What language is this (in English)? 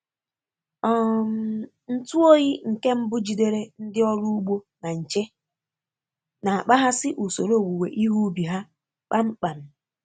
Igbo